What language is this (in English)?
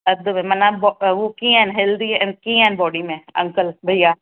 Sindhi